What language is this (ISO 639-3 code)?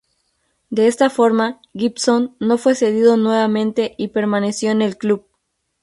spa